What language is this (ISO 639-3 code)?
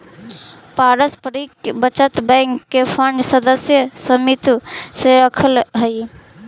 mag